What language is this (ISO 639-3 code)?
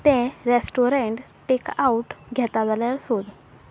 kok